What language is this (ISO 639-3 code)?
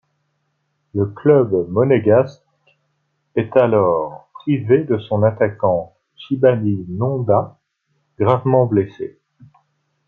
fra